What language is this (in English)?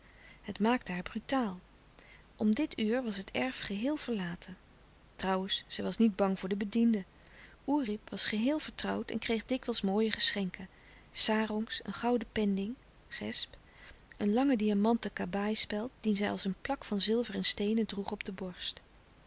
Dutch